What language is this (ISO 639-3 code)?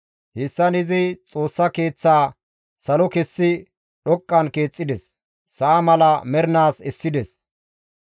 gmv